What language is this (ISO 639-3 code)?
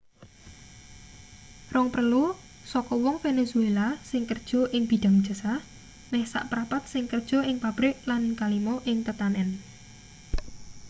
jav